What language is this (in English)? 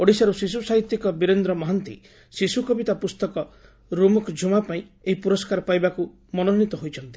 Odia